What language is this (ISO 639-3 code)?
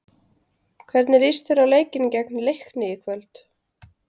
isl